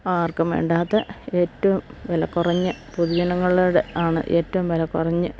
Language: Malayalam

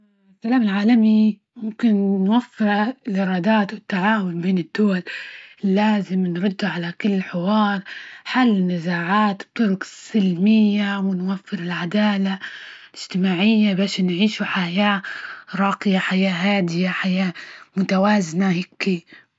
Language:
Libyan Arabic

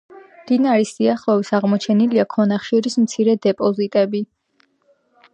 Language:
Georgian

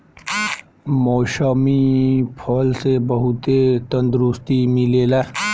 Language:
Bhojpuri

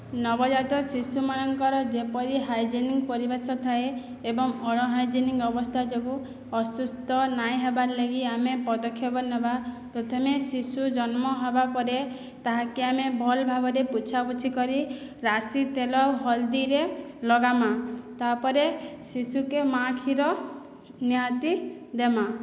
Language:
Odia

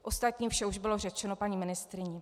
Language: Czech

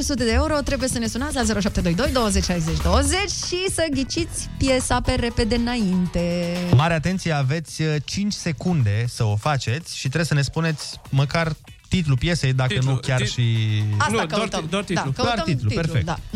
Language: Romanian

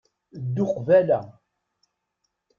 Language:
Kabyle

